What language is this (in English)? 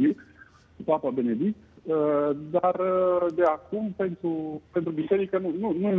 Romanian